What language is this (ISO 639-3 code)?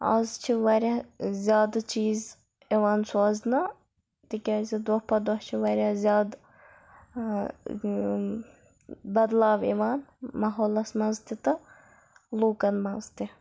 kas